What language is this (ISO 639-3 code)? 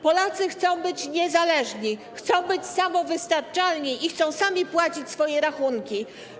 pol